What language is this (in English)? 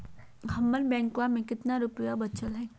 Magahi